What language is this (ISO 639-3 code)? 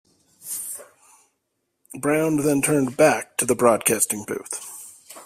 eng